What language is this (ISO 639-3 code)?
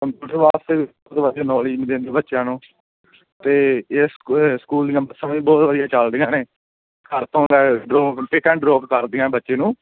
pan